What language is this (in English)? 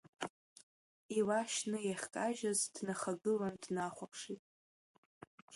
Abkhazian